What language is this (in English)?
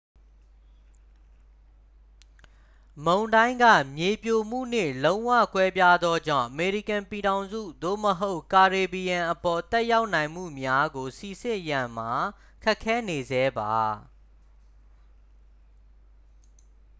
Burmese